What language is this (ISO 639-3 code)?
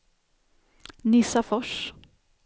swe